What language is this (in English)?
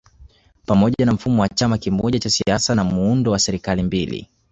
Swahili